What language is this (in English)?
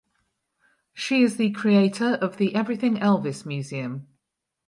English